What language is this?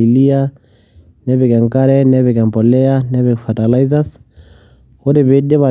Masai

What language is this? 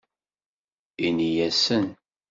Kabyle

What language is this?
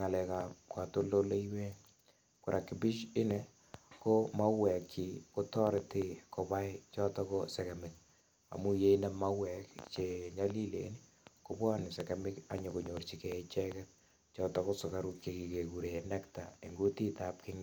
Kalenjin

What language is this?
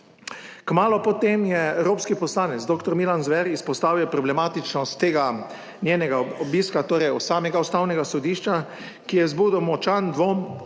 Slovenian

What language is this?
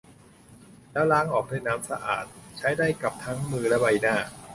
Thai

